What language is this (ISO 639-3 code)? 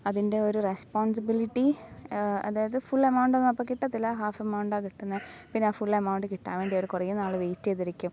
mal